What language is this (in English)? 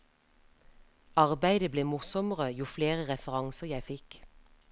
Norwegian